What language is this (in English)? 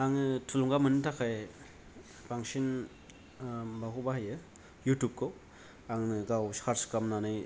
Bodo